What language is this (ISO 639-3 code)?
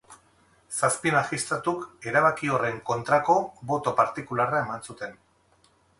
eus